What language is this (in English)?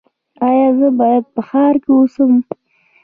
Pashto